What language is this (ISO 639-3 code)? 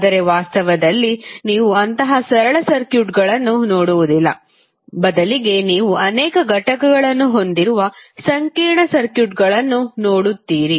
kan